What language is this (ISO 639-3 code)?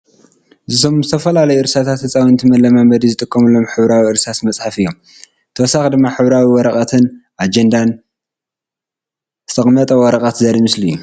tir